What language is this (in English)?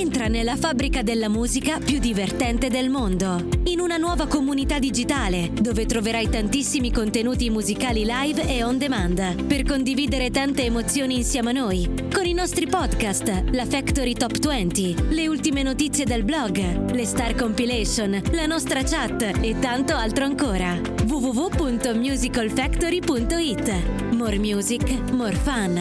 Italian